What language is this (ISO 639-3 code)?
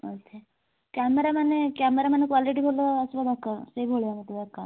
ori